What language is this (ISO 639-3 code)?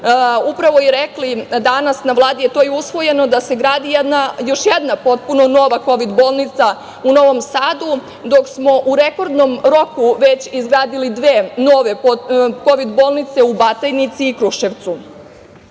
srp